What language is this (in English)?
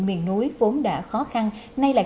Vietnamese